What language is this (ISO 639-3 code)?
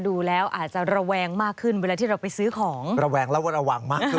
tha